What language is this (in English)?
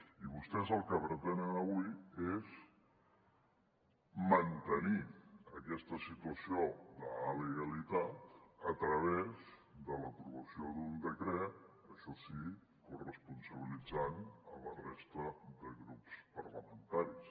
Catalan